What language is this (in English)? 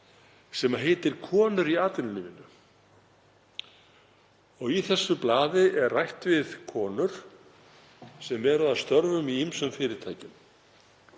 Icelandic